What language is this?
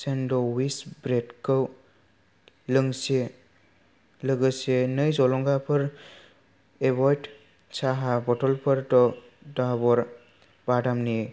Bodo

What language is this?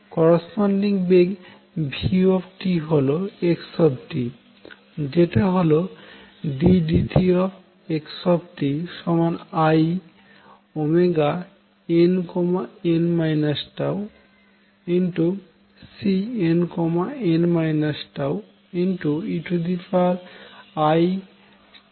Bangla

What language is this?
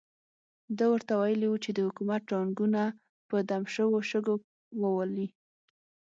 Pashto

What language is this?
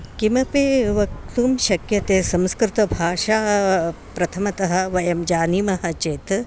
Sanskrit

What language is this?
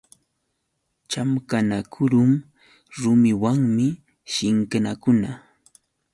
Yauyos Quechua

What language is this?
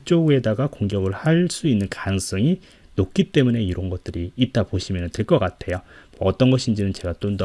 Korean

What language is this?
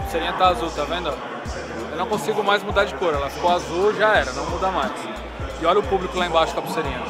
Portuguese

